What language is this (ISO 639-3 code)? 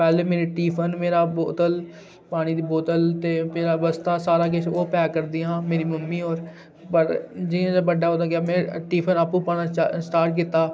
doi